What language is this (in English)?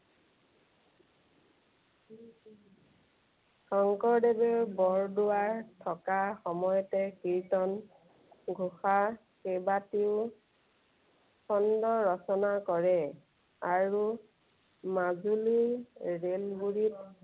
Assamese